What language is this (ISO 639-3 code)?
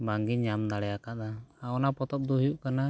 sat